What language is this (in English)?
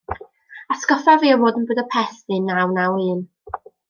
Welsh